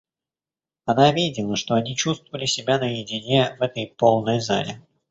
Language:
Russian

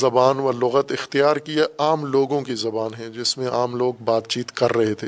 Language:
Urdu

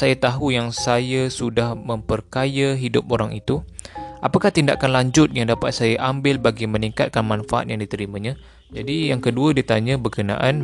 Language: Malay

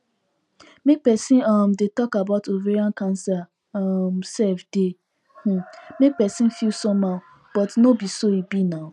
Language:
Nigerian Pidgin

